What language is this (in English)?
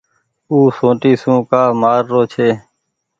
Goaria